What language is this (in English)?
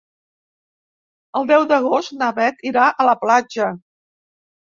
Catalan